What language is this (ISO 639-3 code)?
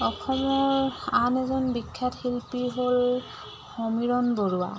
asm